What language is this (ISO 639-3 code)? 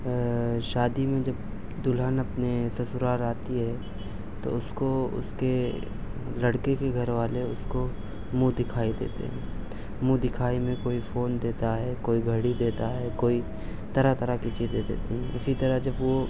urd